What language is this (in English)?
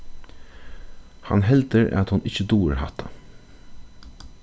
Faroese